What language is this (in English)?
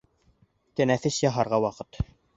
Bashkir